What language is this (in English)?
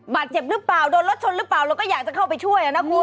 Thai